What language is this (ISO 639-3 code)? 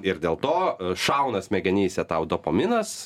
lit